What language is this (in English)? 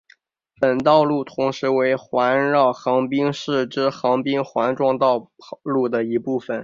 Chinese